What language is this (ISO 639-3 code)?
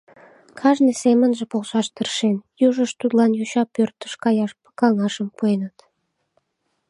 chm